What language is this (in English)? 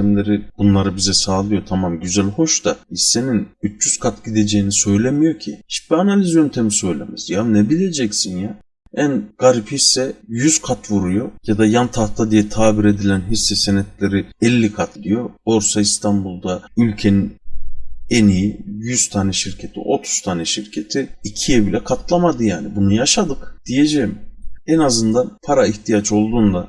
Turkish